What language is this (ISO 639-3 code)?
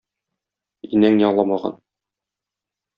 tat